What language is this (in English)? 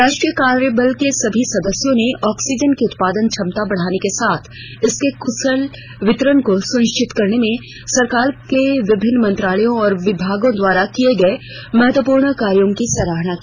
Hindi